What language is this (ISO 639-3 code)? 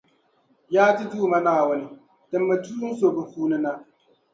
dag